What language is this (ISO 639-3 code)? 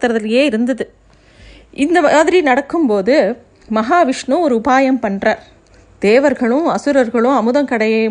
tam